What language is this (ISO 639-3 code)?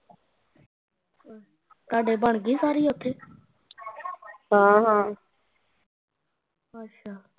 pan